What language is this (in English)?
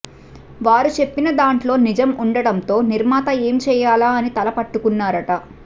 Telugu